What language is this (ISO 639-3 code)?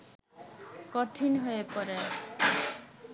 ben